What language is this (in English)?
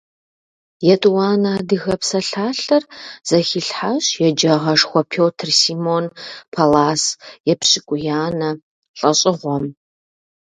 Kabardian